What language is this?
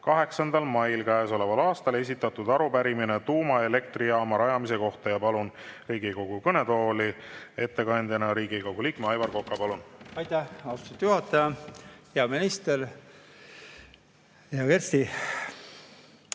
Estonian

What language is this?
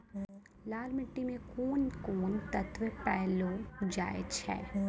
Maithili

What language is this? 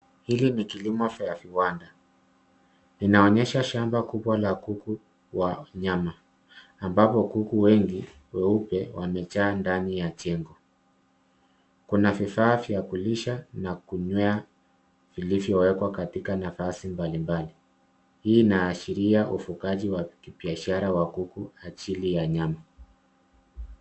Swahili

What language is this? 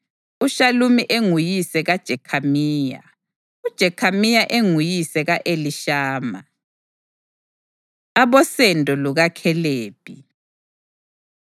North Ndebele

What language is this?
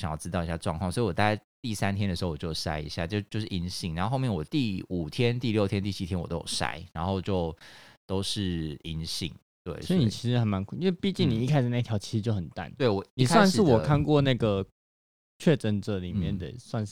Chinese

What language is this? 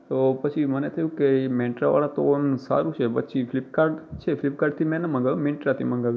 Gujarati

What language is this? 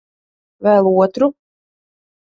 Latvian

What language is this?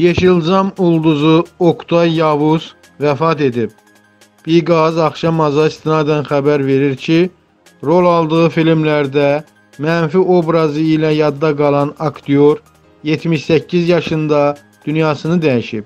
Turkish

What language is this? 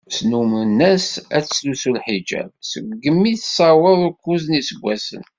Kabyle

